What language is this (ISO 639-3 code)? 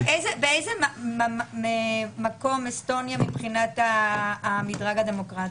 heb